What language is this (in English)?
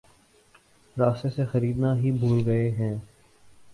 Urdu